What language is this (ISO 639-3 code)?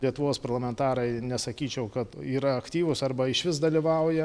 lit